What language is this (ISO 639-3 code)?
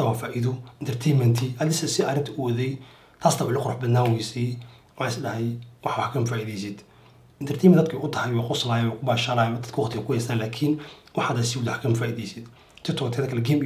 ara